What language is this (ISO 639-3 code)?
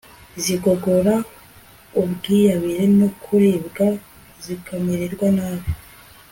kin